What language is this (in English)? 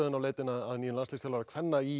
Icelandic